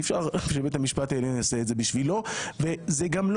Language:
Hebrew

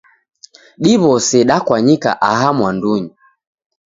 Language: Taita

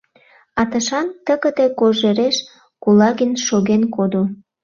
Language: Mari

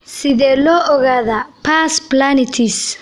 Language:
Somali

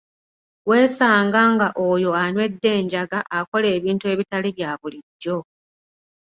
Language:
Ganda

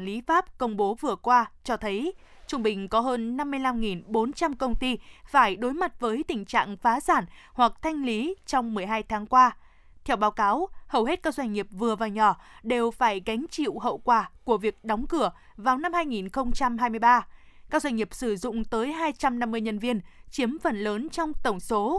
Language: Vietnamese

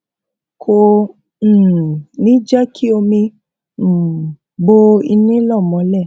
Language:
Yoruba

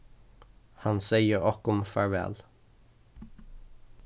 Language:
Faroese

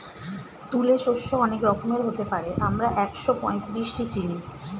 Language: Bangla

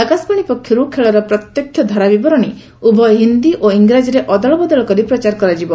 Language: Odia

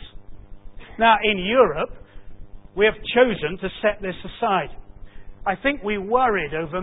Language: English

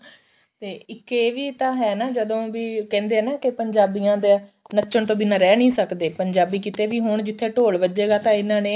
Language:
Punjabi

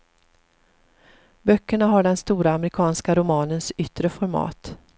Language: Swedish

